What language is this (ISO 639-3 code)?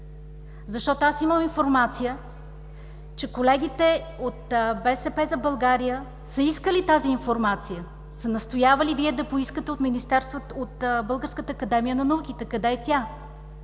bul